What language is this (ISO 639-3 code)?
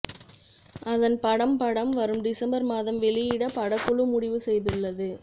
tam